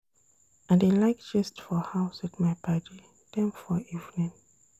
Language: Nigerian Pidgin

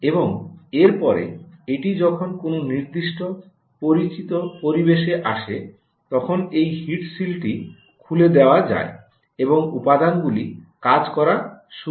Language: Bangla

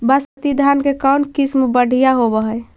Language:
Magahi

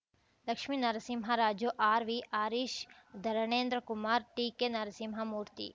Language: Kannada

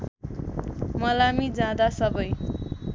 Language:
Nepali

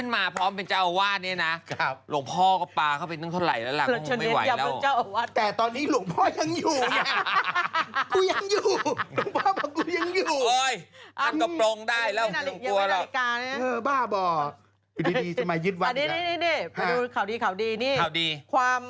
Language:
Thai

